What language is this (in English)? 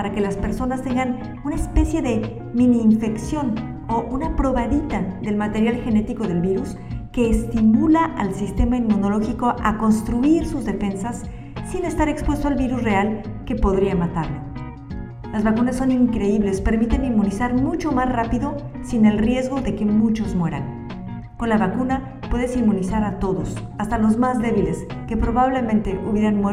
Spanish